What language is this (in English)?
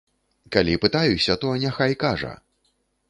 Belarusian